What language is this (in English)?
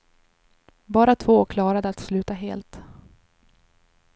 Swedish